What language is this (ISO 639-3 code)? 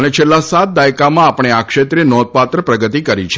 guj